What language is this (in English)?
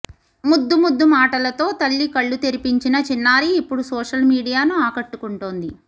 Telugu